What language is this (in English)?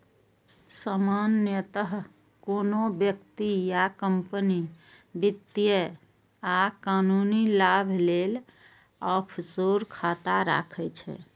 Maithili